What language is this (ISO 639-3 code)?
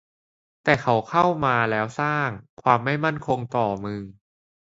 tha